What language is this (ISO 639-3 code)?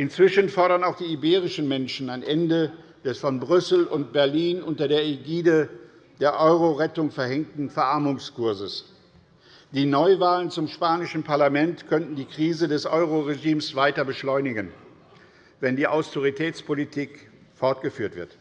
deu